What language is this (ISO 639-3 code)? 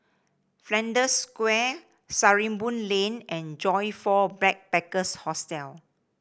eng